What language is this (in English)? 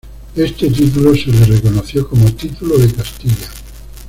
Spanish